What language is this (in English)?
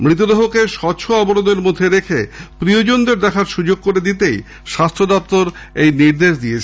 Bangla